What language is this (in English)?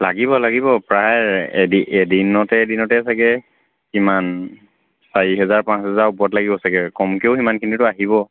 Assamese